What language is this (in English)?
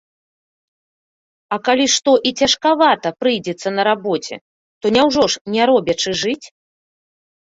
Belarusian